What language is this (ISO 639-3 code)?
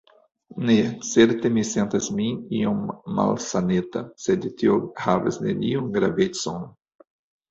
epo